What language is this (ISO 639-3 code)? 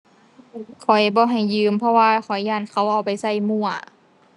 tha